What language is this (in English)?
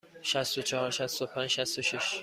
Persian